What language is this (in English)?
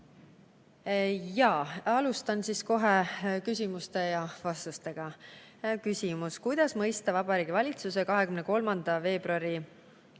Estonian